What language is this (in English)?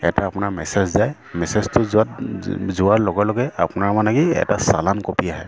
Assamese